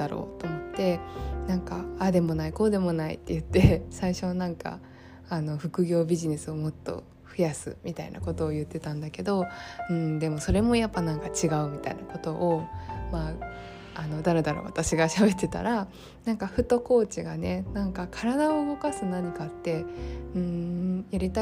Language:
Japanese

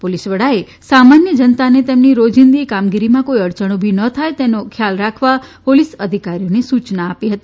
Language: Gujarati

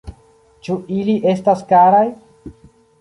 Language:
Esperanto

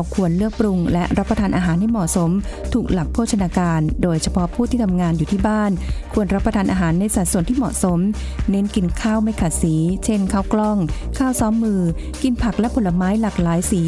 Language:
Thai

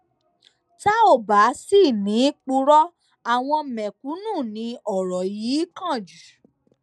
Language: Yoruba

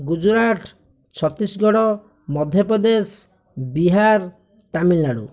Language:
Odia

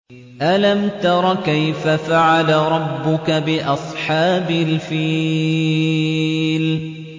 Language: Arabic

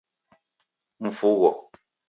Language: Taita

